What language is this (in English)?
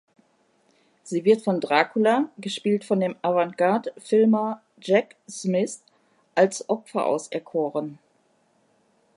German